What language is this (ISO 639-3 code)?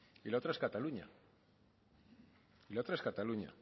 spa